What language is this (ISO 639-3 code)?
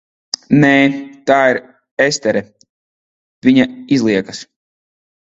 lav